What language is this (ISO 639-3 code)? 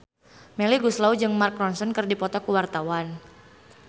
sun